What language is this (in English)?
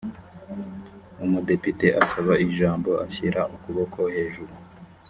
Kinyarwanda